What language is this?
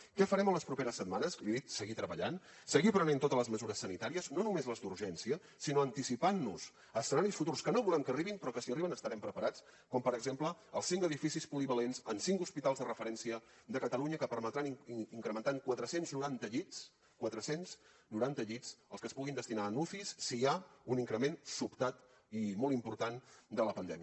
Catalan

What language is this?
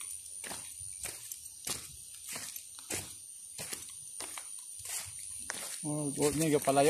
Filipino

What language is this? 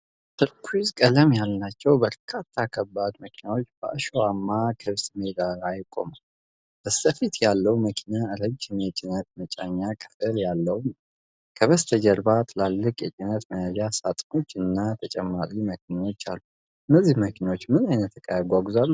Amharic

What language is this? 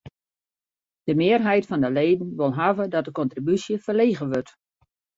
Western Frisian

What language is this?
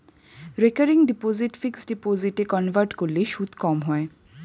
Bangla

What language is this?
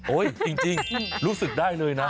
Thai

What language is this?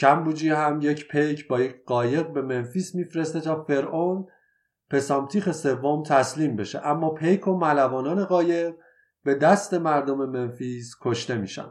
Persian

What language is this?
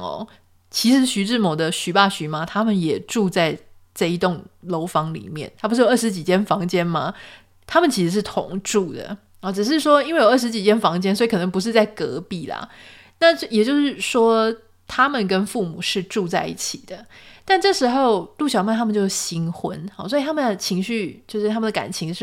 Chinese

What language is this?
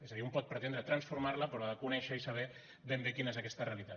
Catalan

